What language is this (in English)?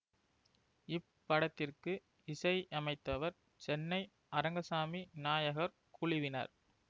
Tamil